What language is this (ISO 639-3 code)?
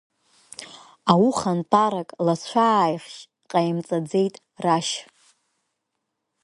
abk